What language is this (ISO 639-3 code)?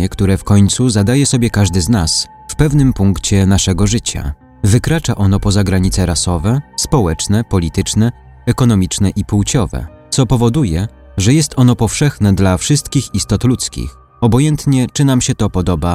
pol